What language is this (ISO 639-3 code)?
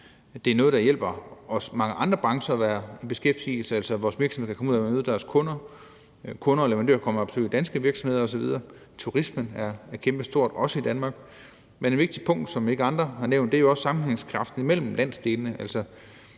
dan